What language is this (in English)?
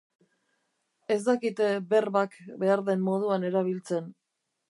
Basque